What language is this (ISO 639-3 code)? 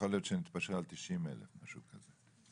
heb